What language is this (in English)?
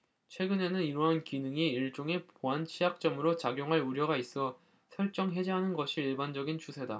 Korean